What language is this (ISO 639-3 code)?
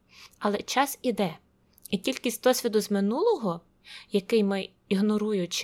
ukr